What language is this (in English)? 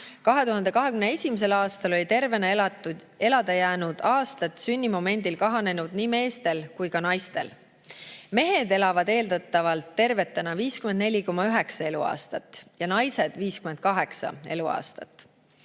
Estonian